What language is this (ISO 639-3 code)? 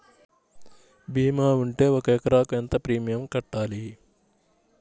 tel